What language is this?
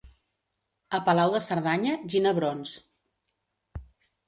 Catalan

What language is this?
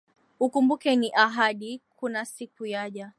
Swahili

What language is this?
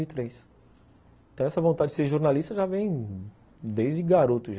Portuguese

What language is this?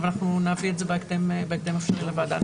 Hebrew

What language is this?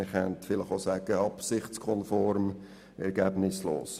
Swiss German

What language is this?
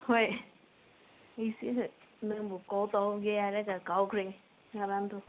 Manipuri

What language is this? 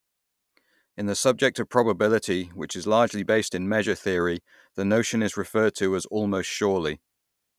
English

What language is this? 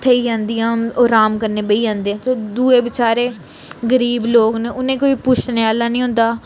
Dogri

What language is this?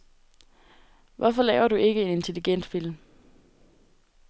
Danish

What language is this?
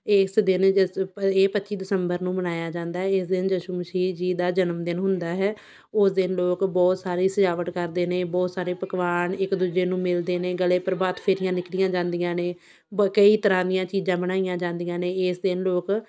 Punjabi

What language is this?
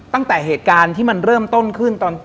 Thai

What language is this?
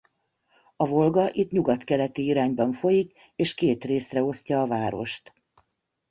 Hungarian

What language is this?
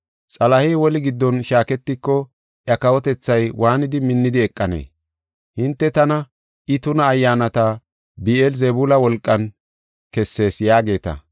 Gofa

